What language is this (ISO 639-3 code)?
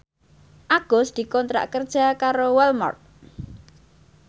jav